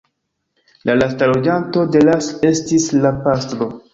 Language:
Esperanto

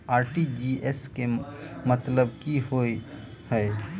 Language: Maithili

